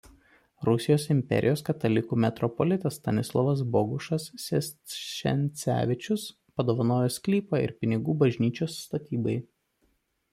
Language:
Lithuanian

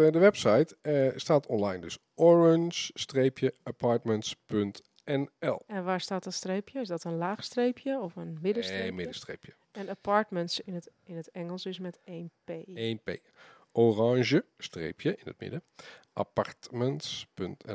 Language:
Dutch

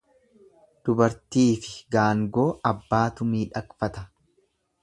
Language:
Oromo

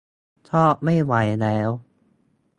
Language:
Thai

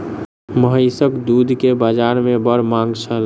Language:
Maithili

